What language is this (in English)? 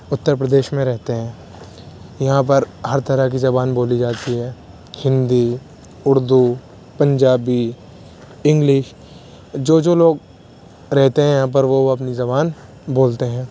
Urdu